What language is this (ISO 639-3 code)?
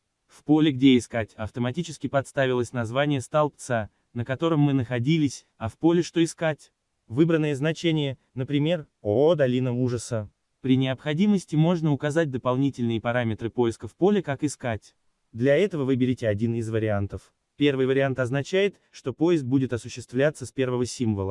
rus